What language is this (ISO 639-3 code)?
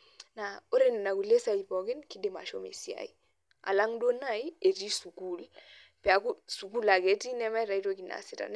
mas